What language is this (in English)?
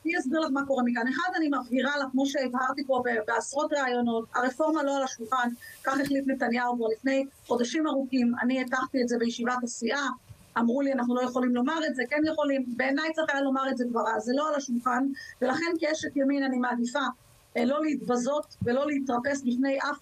Hebrew